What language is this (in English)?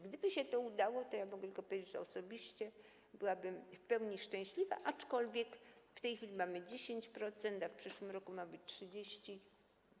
Polish